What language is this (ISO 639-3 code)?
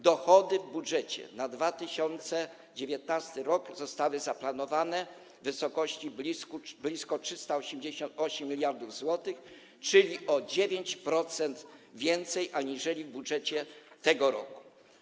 pol